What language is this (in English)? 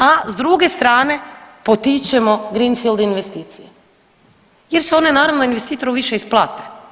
Croatian